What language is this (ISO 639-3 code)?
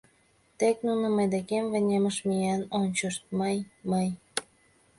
chm